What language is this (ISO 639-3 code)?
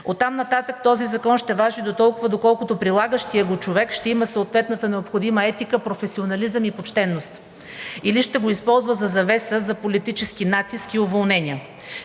bul